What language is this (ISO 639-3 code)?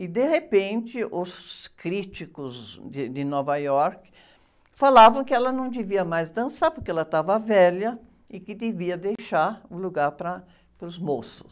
por